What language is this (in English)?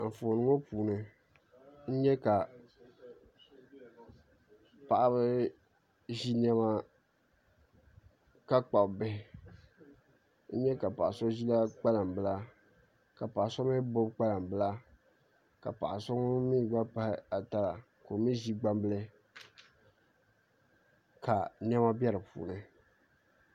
Dagbani